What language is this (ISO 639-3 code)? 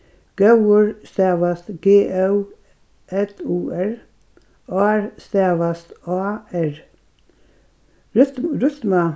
fao